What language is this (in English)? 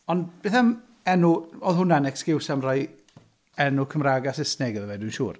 Welsh